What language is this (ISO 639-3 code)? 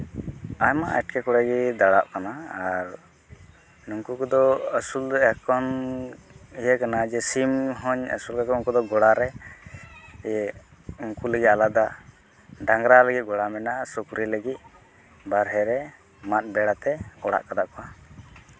sat